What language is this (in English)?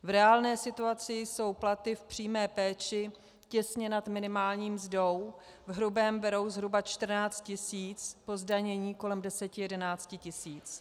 Czech